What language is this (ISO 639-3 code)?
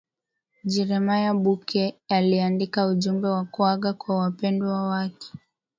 swa